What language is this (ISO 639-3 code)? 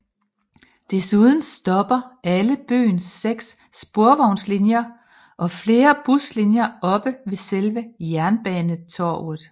dan